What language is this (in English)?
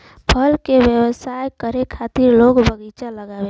Bhojpuri